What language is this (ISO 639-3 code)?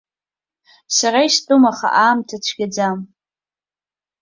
abk